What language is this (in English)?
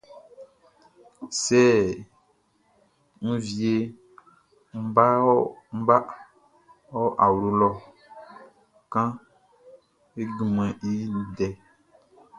Baoulé